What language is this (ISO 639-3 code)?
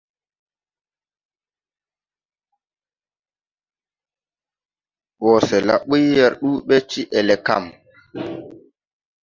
tui